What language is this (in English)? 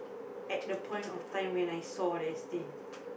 English